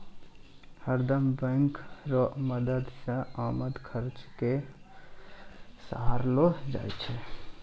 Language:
Maithili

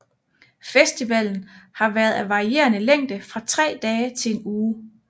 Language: Danish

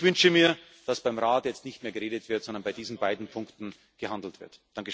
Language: German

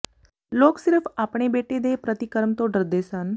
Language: Punjabi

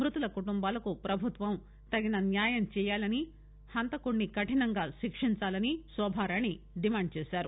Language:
Telugu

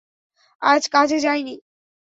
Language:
Bangla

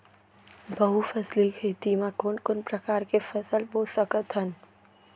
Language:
Chhattisgarhi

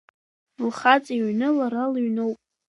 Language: Abkhazian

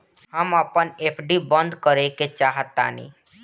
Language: Bhojpuri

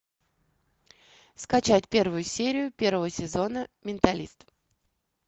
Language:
Russian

